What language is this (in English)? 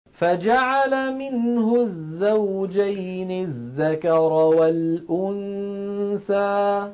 Arabic